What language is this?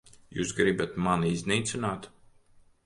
Latvian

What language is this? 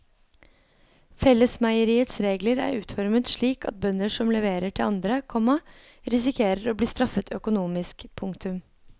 Norwegian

